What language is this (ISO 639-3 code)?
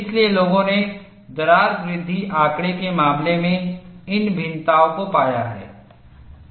hin